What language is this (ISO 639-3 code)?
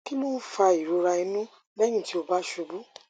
yor